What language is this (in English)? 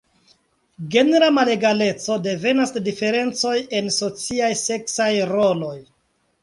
Esperanto